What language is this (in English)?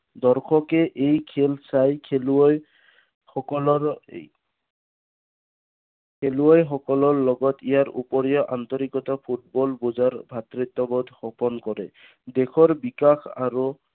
Assamese